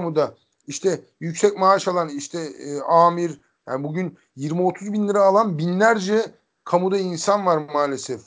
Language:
Turkish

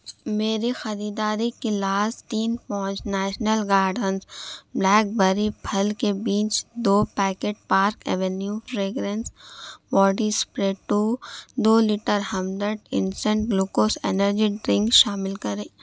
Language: Urdu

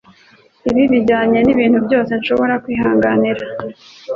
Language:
Kinyarwanda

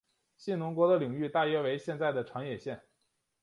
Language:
Chinese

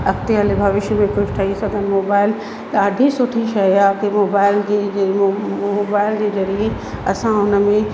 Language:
Sindhi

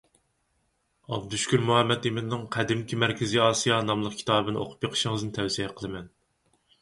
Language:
Uyghur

